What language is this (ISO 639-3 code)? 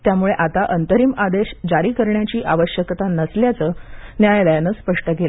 mar